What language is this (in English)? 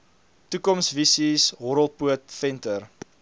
Afrikaans